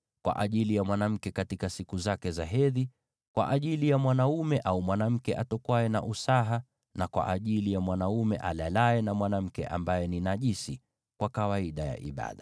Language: Swahili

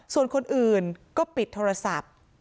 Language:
Thai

